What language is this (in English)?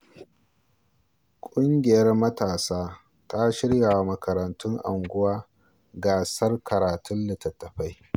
Hausa